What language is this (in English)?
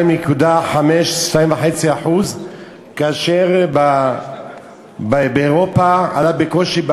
Hebrew